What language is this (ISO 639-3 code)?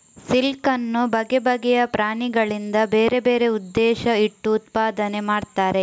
kan